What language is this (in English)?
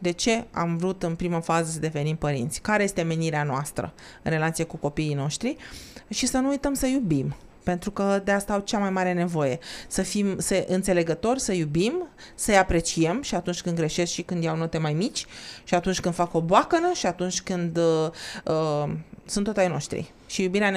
Romanian